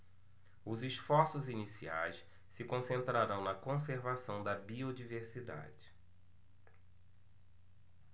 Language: Portuguese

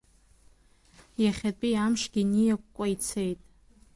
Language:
Abkhazian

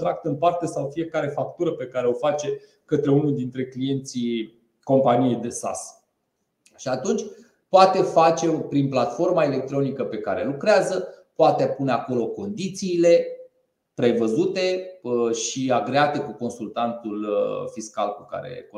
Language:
Romanian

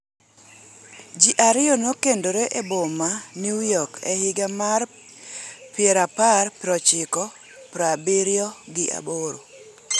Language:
Luo (Kenya and Tanzania)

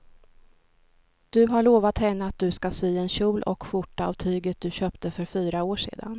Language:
Swedish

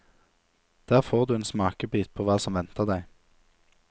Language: Norwegian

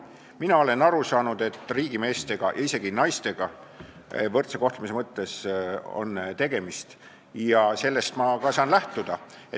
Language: Estonian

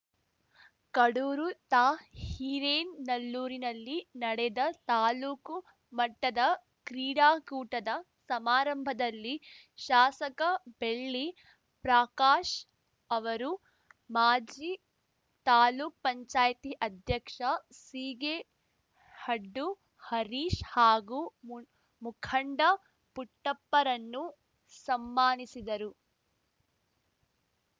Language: Kannada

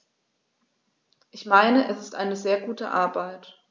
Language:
German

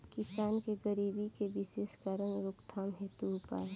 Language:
Bhojpuri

